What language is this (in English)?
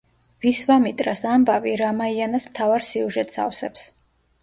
Georgian